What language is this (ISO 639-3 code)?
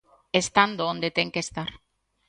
glg